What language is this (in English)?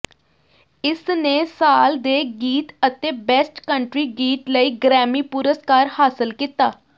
Punjabi